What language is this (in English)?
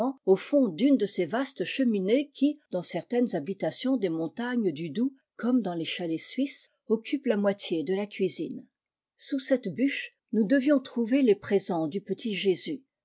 French